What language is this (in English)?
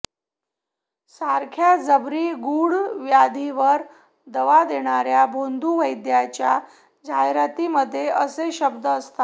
Marathi